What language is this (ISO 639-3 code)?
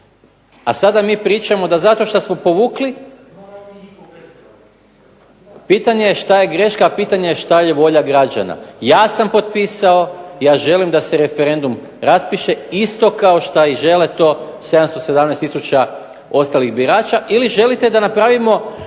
hrv